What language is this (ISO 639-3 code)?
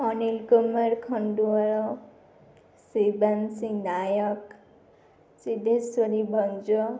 ori